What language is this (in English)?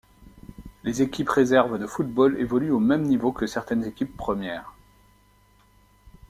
French